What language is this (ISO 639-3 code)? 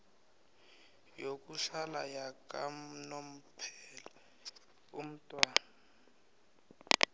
nbl